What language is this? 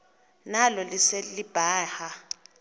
Xhosa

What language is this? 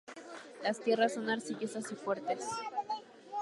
Spanish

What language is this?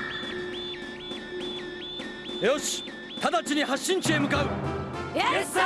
Japanese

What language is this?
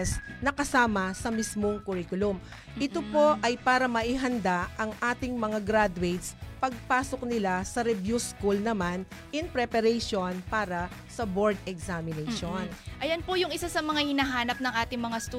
Filipino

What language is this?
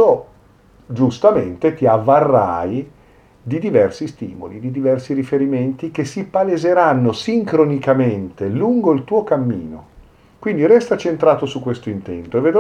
Italian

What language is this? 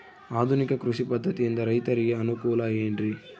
Kannada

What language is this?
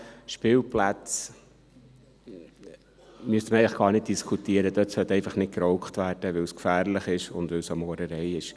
Swiss German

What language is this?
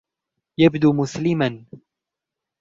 Arabic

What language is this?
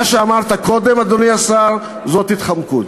Hebrew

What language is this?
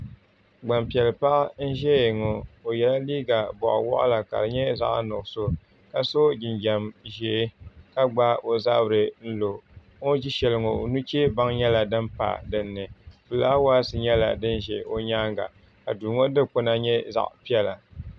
Dagbani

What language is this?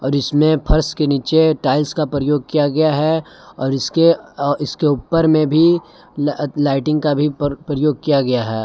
Hindi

